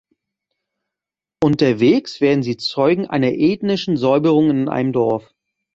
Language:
German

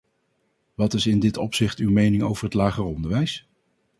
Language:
Dutch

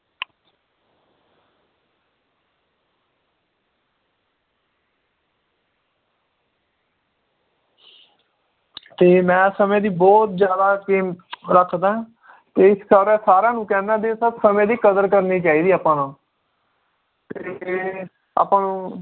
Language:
Punjabi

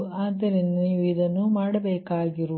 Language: Kannada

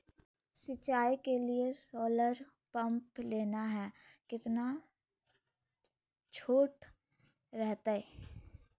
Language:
Magahi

